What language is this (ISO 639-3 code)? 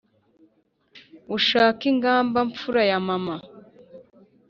kin